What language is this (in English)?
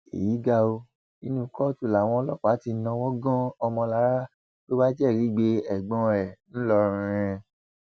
Yoruba